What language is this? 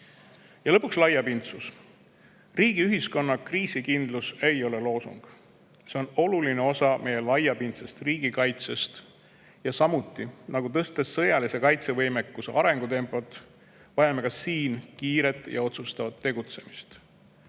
Estonian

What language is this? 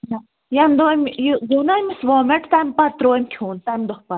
Kashmiri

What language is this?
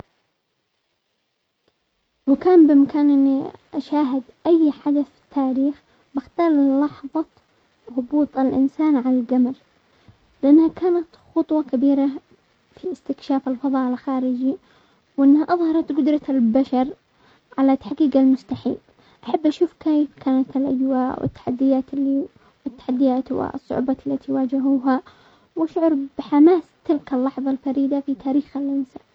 Omani Arabic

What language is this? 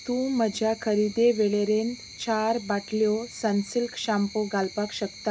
Konkani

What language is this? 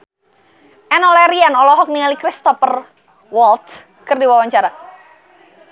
Sundanese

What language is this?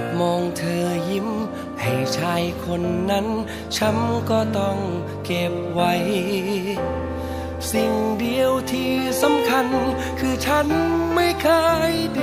Thai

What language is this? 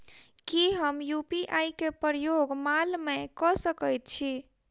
Maithili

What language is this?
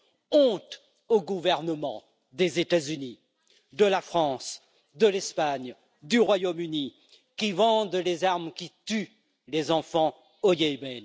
French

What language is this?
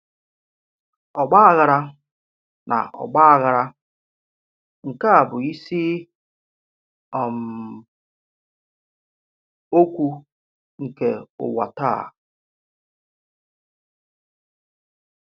Igbo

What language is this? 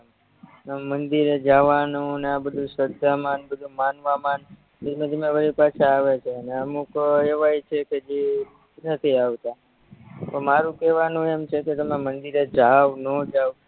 Gujarati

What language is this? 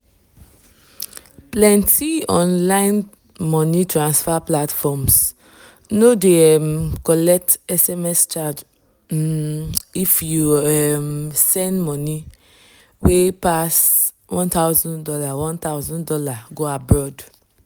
Nigerian Pidgin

